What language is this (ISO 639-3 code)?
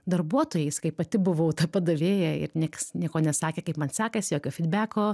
lit